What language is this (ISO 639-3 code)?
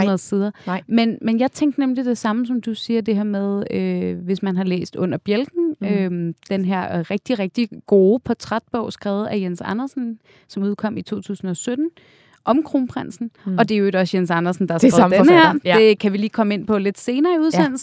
dan